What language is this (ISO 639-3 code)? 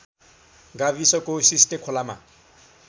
nep